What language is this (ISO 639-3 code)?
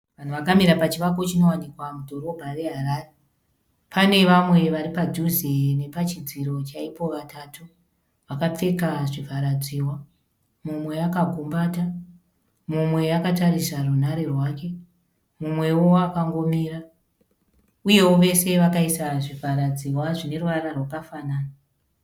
sna